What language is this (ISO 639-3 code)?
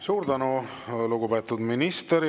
est